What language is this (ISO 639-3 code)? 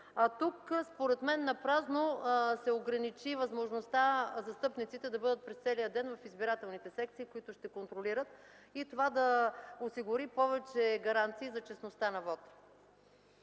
bul